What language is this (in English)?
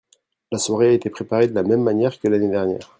French